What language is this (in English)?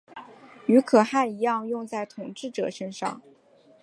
Chinese